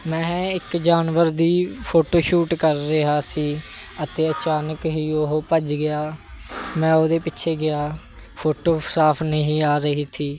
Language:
Punjabi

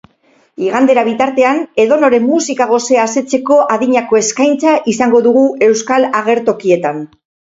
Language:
Basque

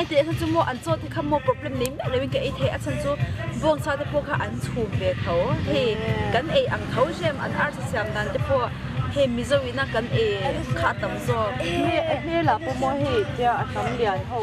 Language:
Thai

